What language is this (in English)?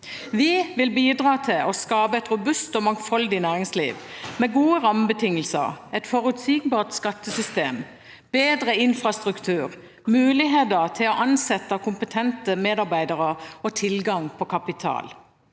Norwegian